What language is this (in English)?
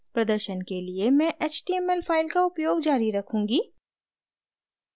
Hindi